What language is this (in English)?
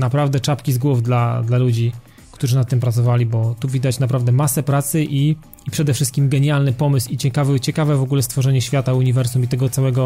Polish